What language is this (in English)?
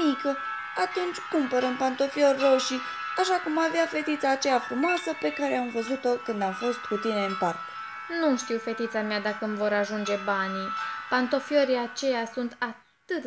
Romanian